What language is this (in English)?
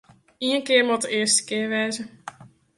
Western Frisian